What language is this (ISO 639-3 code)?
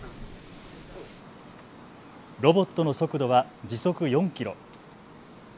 jpn